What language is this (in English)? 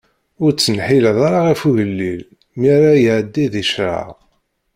Kabyle